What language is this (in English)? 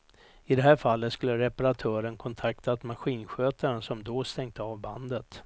Swedish